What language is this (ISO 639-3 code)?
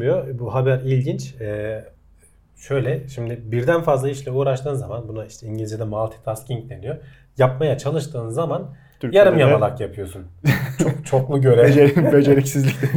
tur